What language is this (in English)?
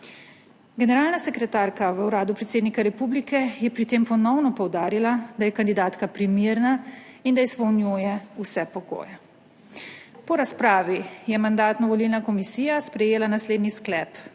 Slovenian